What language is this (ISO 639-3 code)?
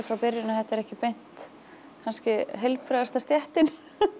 isl